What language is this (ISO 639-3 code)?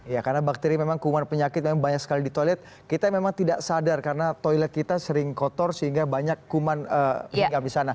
ind